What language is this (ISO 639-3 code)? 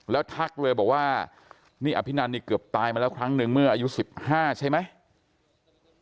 tha